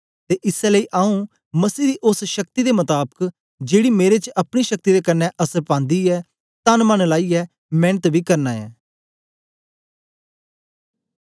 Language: Dogri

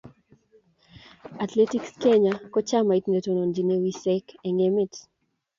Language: Kalenjin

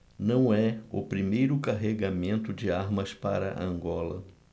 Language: Portuguese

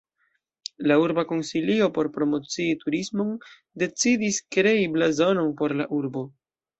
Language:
Esperanto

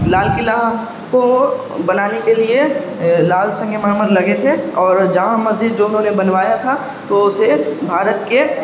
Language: Urdu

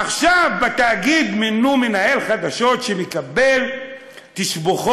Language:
Hebrew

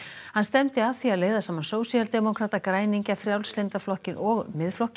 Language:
Icelandic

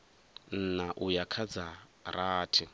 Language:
Venda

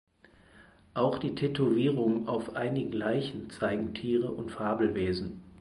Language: German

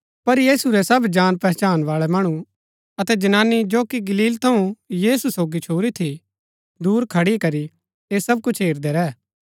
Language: Gaddi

